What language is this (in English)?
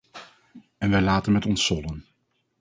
Dutch